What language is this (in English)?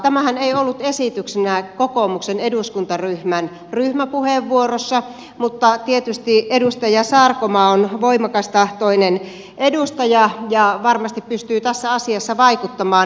Finnish